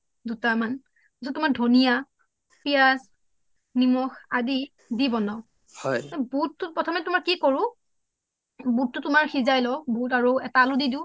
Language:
Assamese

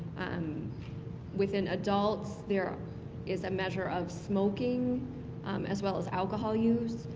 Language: English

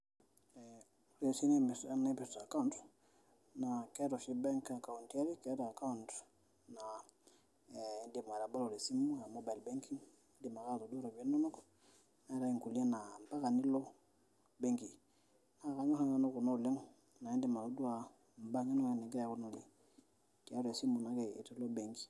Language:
Masai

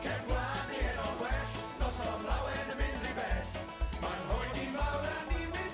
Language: Welsh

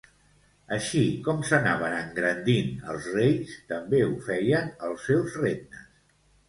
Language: Catalan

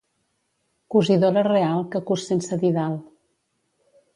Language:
Catalan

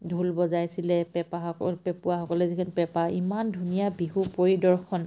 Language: Assamese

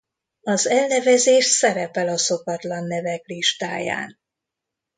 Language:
Hungarian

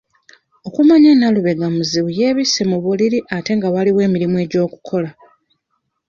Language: Ganda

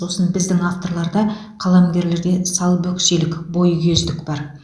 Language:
Kazakh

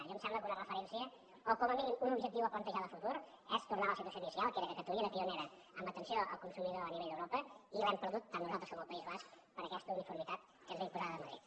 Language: Catalan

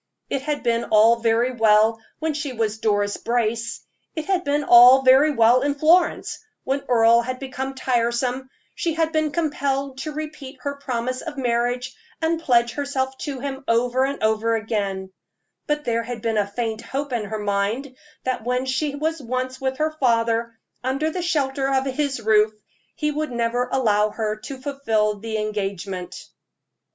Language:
English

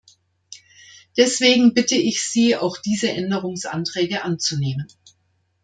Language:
German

